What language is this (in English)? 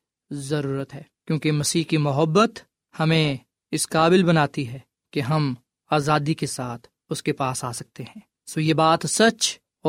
Urdu